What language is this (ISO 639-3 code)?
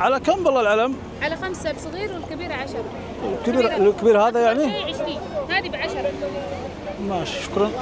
ara